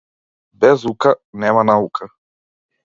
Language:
Macedonian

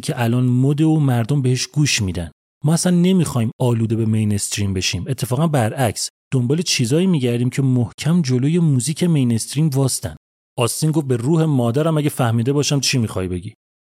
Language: Persian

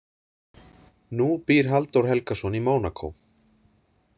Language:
Icelandic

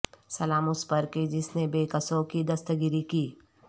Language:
Urdu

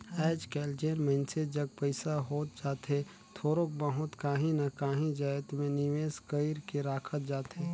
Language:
Chhattisgarhi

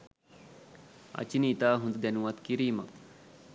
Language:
Sinhala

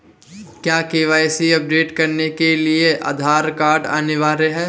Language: Hindi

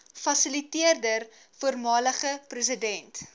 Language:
Afrikaans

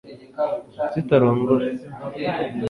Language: Kinyarwanda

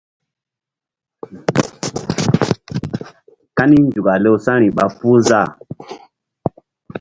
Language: Mbum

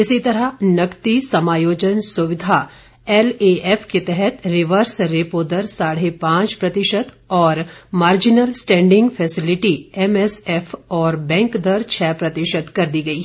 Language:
Hindi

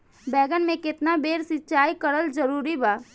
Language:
Bhojpuri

